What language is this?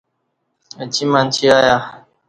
Kati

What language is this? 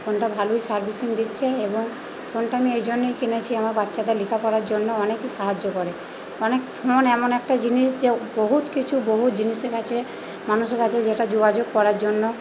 Bangla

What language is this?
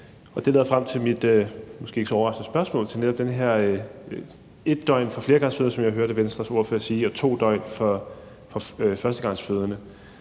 Danish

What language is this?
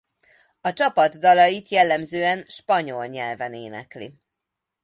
Hungarian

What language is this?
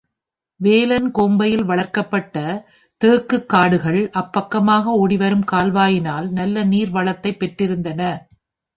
Tamil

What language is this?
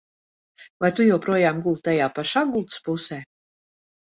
Latvian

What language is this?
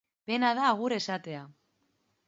Basque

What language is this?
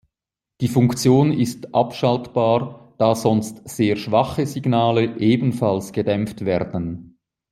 German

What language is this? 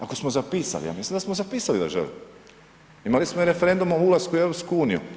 Croatian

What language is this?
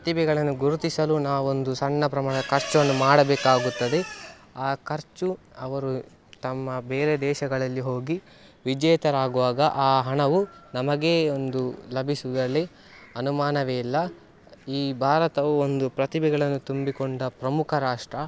Kannada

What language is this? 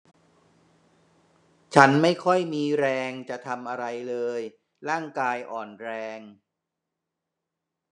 Thai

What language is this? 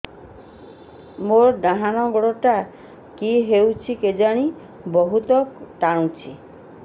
Odia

